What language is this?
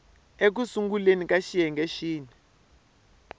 Tsonga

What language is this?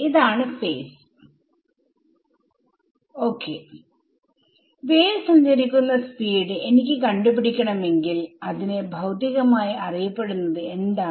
Malayalam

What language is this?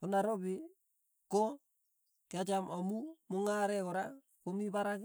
Tugen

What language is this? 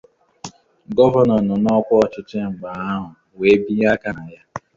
Igbo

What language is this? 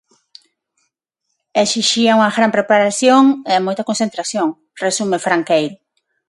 Galician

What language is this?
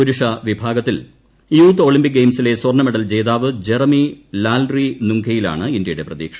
Malayalam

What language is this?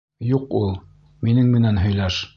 Bashkir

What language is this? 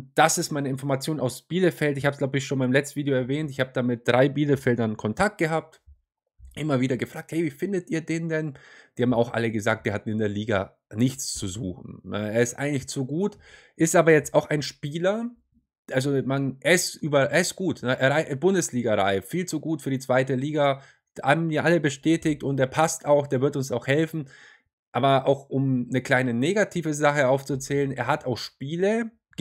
German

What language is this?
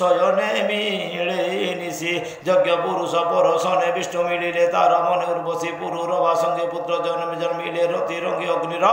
Romanian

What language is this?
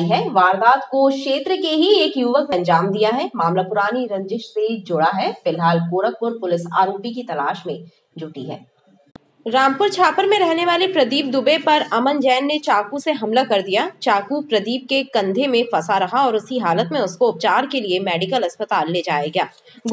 Hindi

